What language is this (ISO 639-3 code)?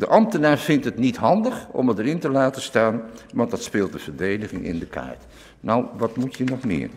nld